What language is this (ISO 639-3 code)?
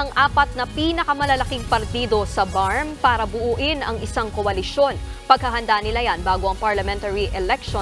fil